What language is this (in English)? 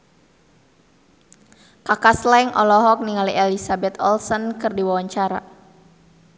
Sundanese